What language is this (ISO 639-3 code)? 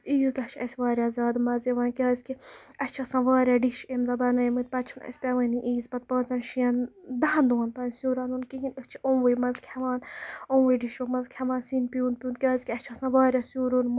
kas